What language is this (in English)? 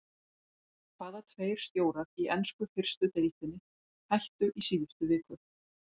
Icelandic